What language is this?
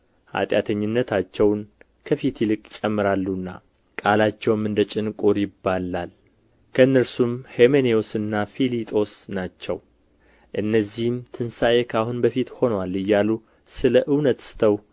Amharic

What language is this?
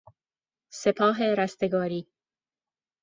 Persian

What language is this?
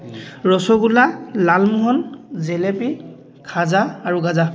Assamese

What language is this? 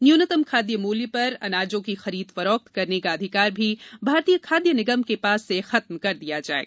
Hindi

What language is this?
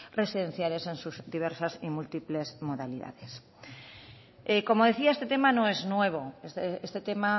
Spanish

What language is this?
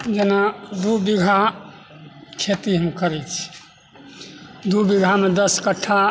Maithili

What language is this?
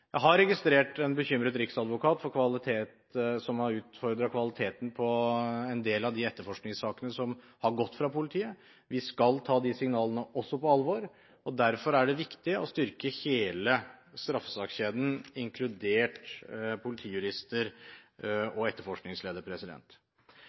Norwegian Bokmål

